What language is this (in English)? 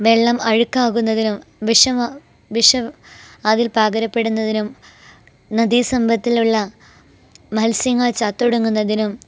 Malayalam